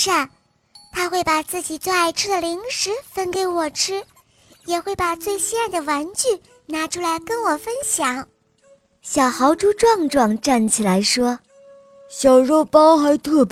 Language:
Chinese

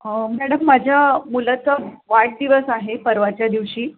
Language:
Marathi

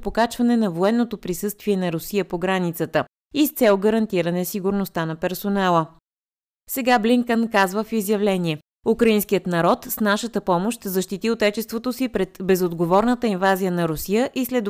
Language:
Bulgarian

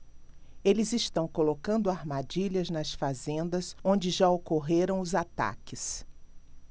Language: Portuguese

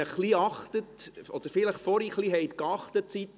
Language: Swiss German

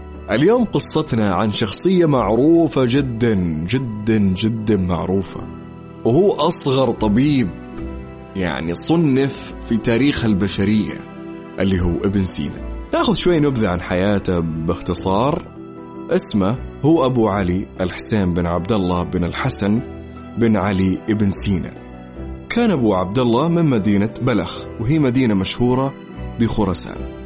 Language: Arabic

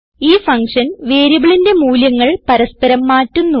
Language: Malayalam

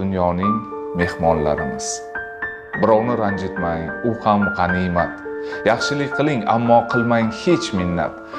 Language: Turkish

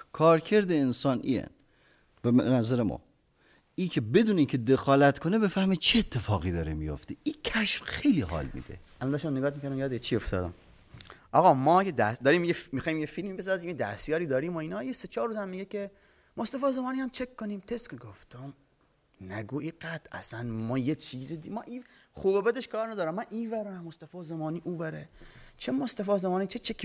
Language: Persian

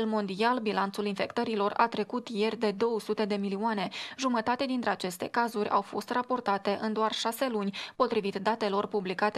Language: Romanian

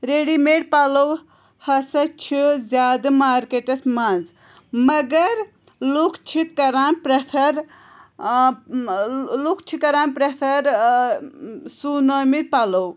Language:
Kashmiri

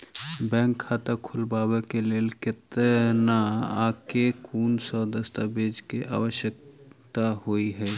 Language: Maithili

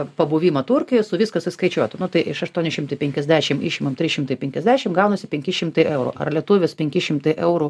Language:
Lithuanian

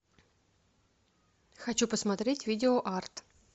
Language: Russian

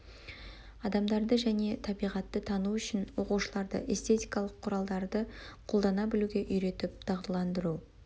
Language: Kazakh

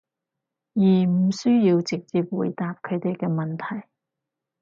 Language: Cantonese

